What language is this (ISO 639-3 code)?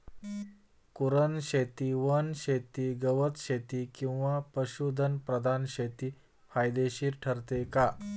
mar